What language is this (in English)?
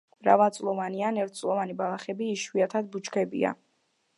Georgian